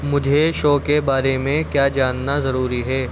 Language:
Urdu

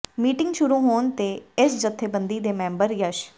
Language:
Punjabi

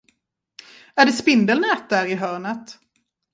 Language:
Swedish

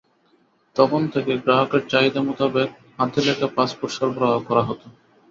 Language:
Bangla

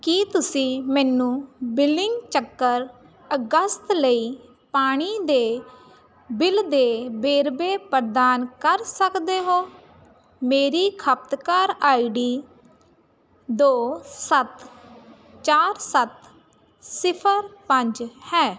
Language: Punjabi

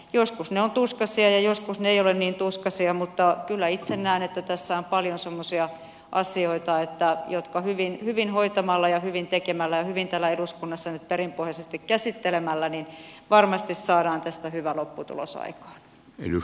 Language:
Finnish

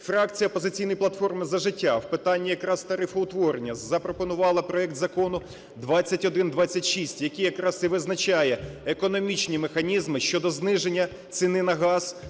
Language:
Ukrainian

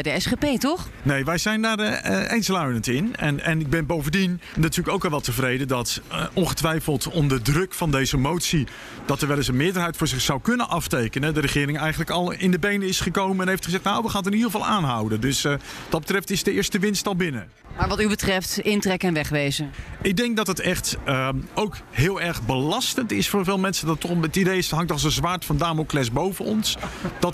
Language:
Dutch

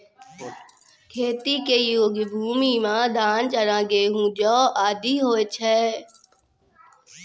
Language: Maithili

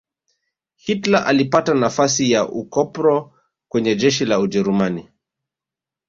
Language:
Swahili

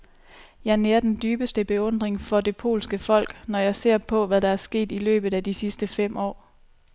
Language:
Danish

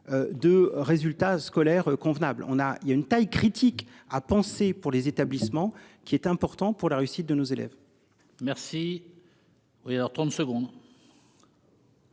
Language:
French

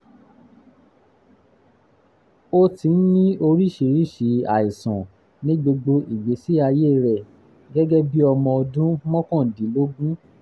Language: Yoruba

